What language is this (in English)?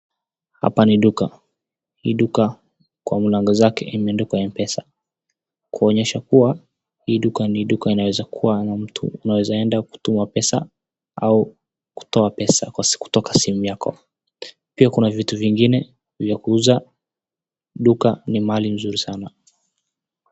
Swahili